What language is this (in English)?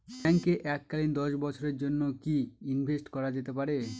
Bangla